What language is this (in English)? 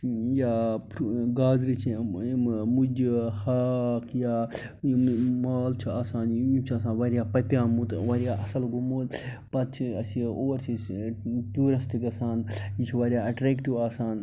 Kashmiri